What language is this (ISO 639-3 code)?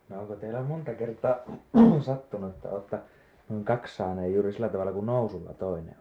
fin